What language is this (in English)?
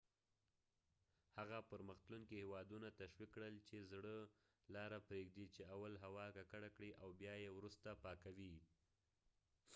Pashto